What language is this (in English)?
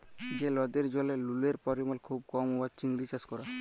Bangla